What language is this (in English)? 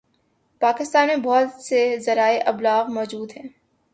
Urdu